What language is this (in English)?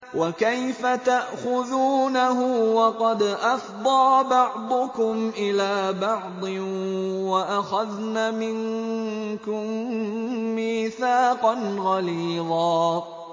Arabic